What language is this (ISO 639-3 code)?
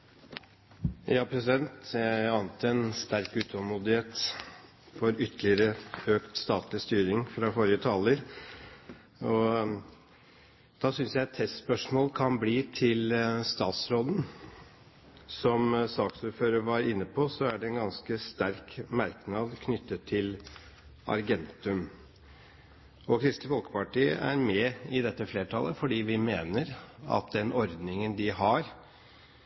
nob